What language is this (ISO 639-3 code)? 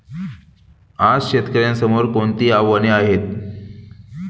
mar